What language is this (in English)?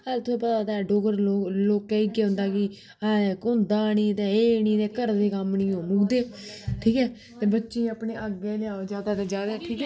Dogri